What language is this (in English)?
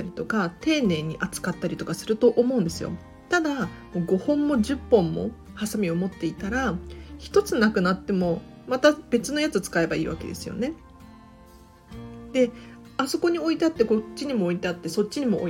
Japanese